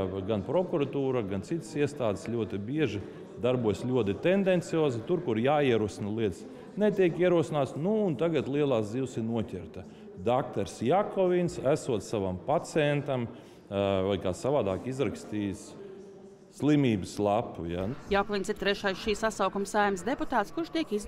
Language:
Latvian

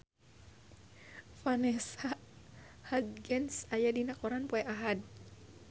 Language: Sundanese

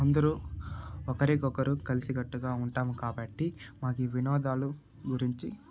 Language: Telugu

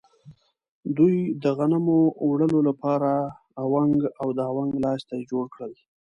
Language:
Pashto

